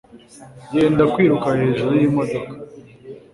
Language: Kinyarwanda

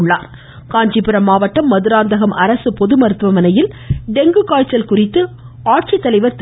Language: Tamil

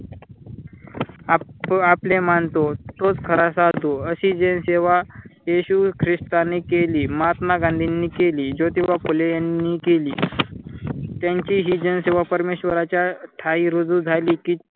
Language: Marathi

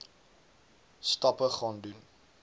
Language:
Afrikaans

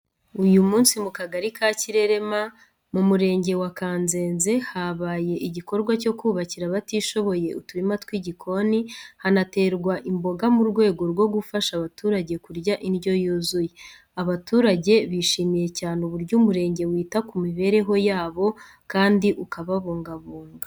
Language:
Kinyarwanda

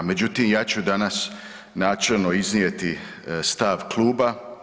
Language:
Croatian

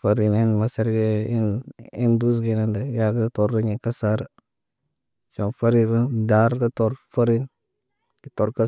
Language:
Naba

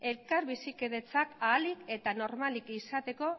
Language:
Basque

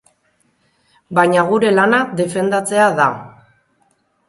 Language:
Basque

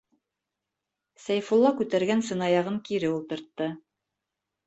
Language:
Bashkir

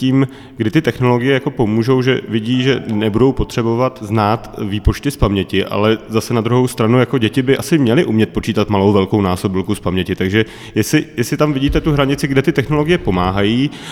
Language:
Czech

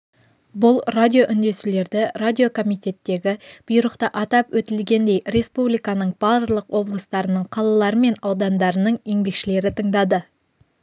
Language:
Kazakh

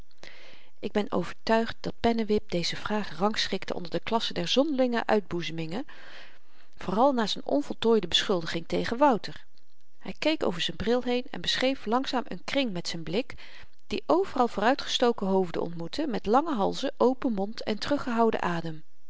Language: Dutch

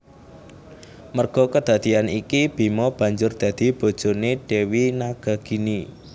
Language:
Javanese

